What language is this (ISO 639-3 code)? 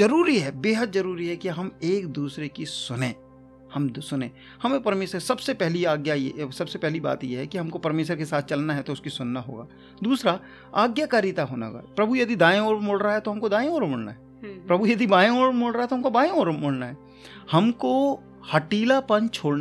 hin